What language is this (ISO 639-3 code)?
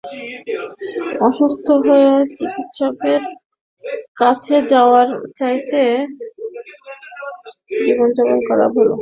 ben